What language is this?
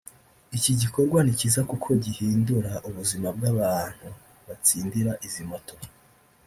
Kinyarwanda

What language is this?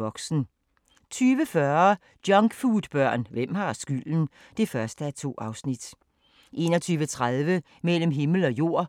Danish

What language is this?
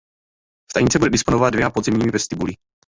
Czech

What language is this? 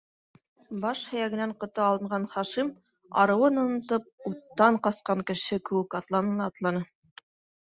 Bashkir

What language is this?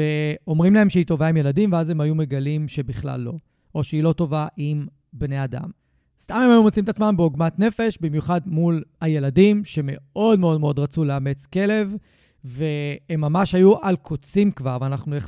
Hebrew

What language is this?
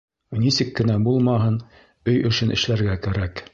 Bashkir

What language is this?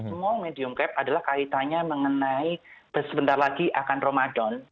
Indonesian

